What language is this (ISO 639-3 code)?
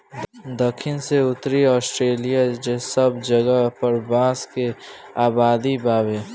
bho